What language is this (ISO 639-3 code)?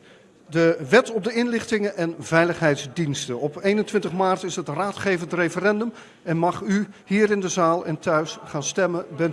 nld